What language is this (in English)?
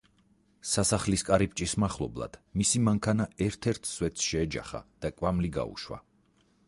Georgian